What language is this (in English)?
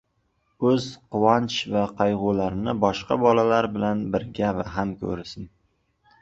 Uzbek